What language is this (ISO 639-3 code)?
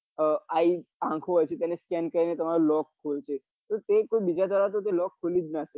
guj